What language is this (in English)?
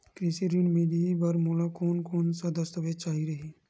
Chhattisgarhi